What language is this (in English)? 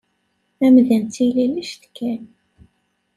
Kabyle